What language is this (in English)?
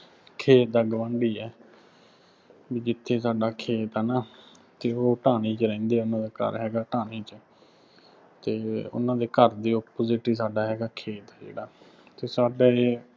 Punjabi